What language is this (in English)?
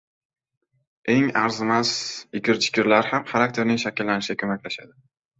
Uzbek